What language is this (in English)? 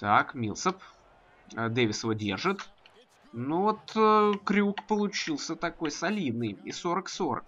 Russian